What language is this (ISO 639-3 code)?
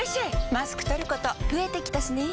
jpn